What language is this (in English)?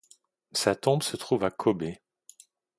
French